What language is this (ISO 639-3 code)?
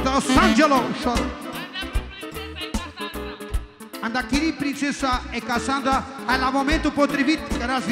ron